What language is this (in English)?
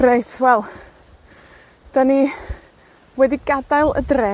Welsh